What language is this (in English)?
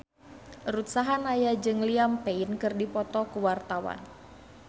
Sundanese